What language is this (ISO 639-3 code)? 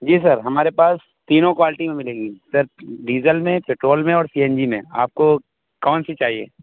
urd